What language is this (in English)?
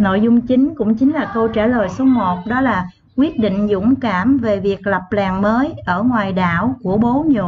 Vietnamese